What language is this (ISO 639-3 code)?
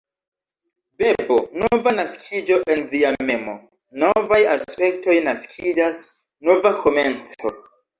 epo